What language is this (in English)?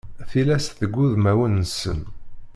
Kabyle